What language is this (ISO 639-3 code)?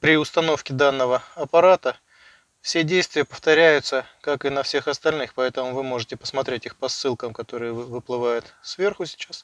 rus